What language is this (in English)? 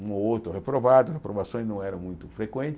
Portuguese